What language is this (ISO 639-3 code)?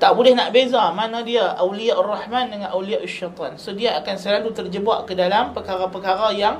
msa